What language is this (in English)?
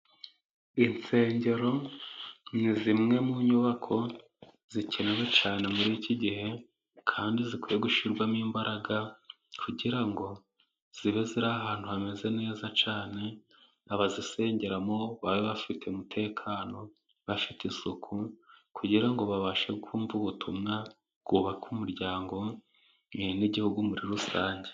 Kinyarwanda